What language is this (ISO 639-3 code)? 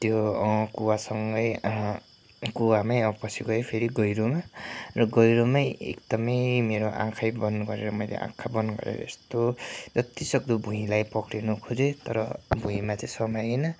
nep